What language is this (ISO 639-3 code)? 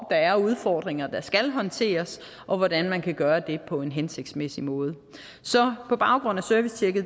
dan